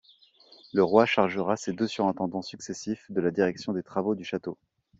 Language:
French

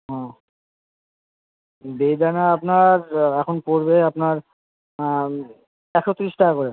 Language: Bangla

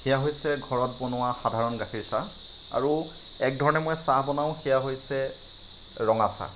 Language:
Assamese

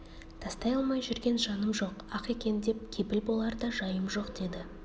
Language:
Kazakh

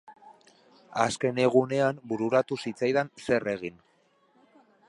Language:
Basque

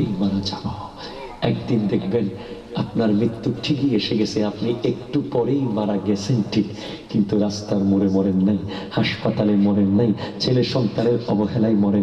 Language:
Bangla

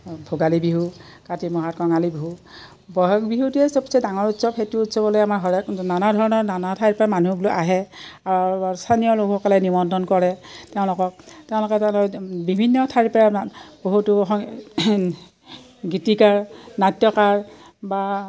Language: Assamese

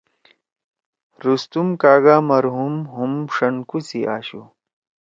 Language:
Torwali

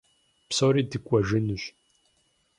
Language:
Kabardian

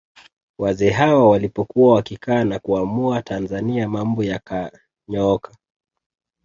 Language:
Swahili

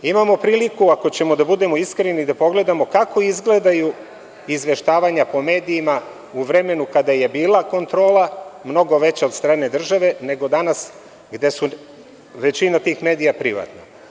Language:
Serbian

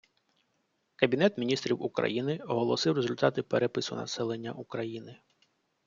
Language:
Ukrainian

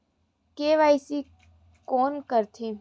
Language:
Chhattisgarhi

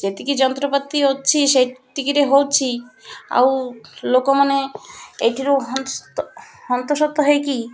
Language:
Odia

